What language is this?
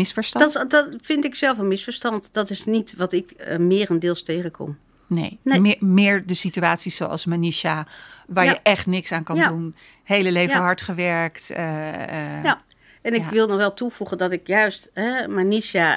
Dutch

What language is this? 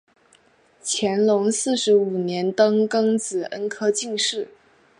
Chinese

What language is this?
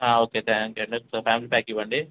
Telugu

